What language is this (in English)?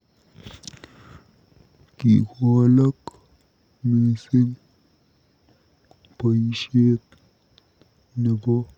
Kalenjin